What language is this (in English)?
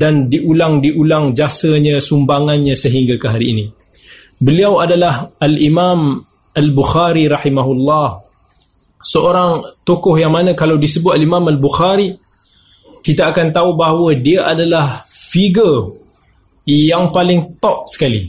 Malay